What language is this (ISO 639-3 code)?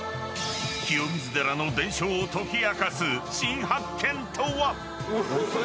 jpn